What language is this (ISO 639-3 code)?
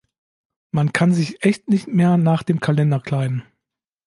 deu